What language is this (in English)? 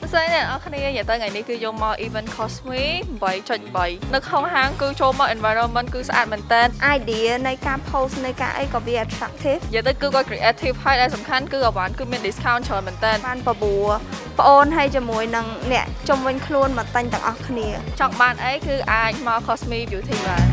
Vietnamese